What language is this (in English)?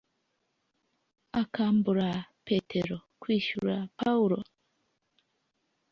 Kinyarwanda